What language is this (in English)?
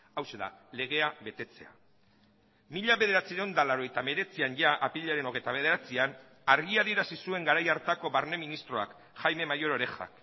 Basque